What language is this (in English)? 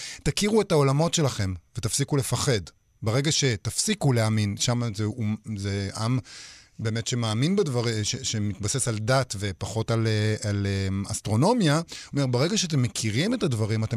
Hebrew